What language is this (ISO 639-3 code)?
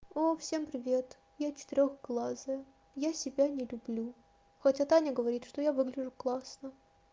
rus